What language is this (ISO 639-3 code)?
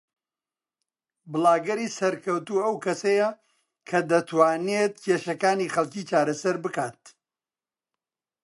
ckb